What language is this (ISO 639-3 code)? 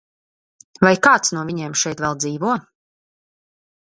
lav